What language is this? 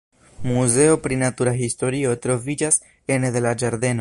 Esperanto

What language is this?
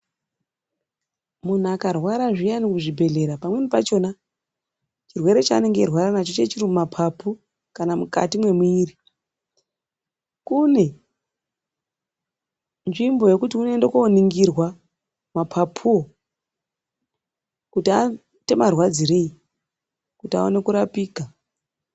Ndau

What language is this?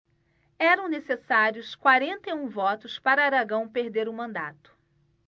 Portuguese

